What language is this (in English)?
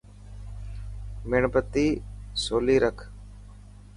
Dhatki